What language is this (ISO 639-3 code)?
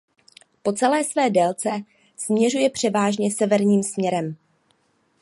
ces